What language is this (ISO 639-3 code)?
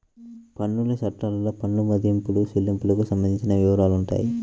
tel